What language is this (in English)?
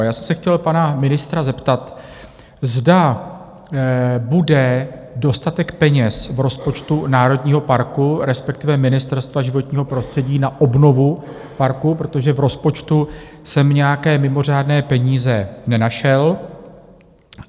Czech